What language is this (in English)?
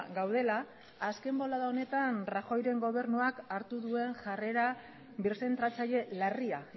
Basque